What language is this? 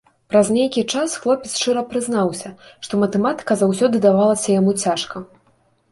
Belarusian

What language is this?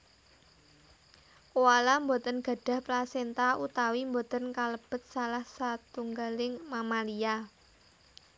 Javanese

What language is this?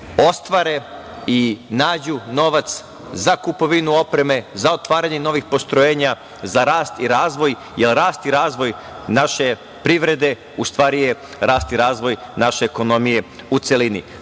Serbian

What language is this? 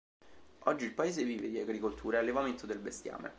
Italian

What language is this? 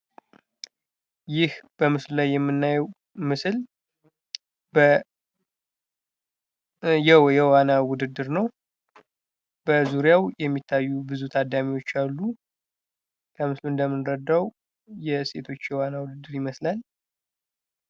Amharic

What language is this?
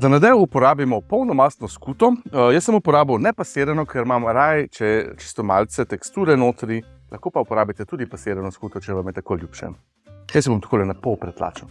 Slovenian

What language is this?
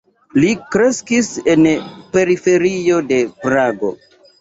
Esperanto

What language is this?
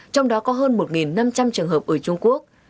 Vietnamese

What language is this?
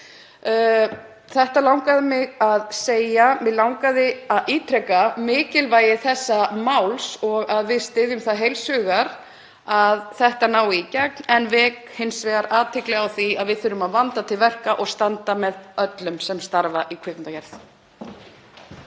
Icelandic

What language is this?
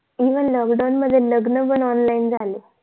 Marathi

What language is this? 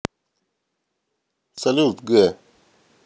Russian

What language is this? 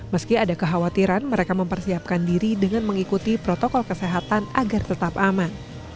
Indonesian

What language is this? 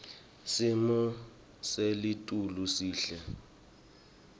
Swati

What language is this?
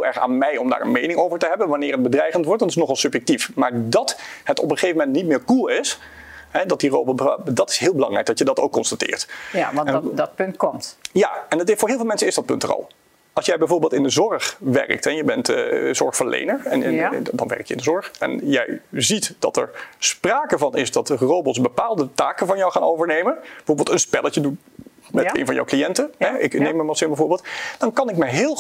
Dutch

